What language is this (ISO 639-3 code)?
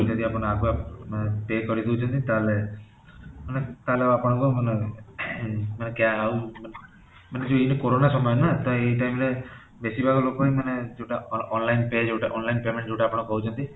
ori